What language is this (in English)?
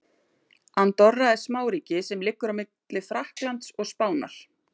Icelandic